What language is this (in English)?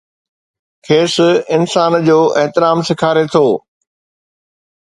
Sindhi